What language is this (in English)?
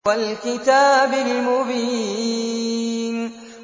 Arabic